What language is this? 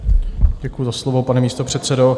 Czech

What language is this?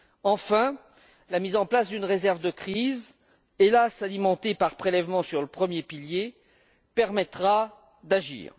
French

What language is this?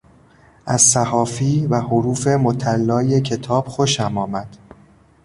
Persian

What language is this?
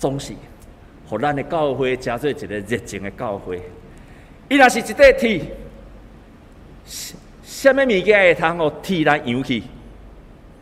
Chinese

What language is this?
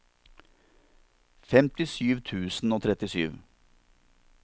Norwegian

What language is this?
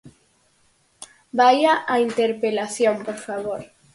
Galician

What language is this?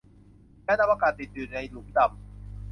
Thai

